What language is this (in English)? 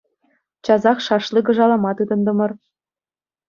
Chuvash